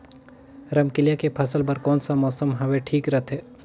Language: Chhattisgarhi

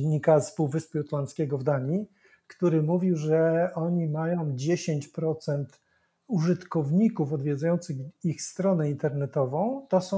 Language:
Polish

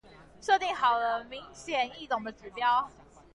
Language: Chinese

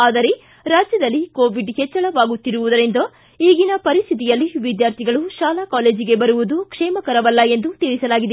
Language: Kannada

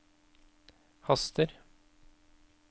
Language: Norwegian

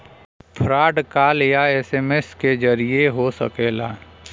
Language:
Bhojpuri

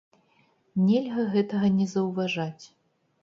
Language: Belarusian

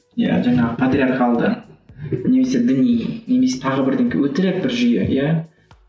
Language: Kazakh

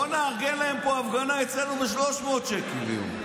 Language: Hebrew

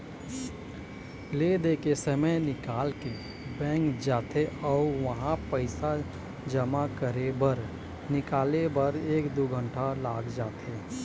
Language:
Chhattisgarhi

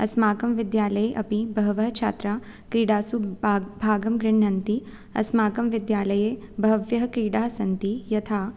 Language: Sanskrit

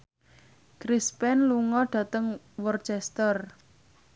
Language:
Javanese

